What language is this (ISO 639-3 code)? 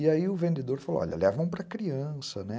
por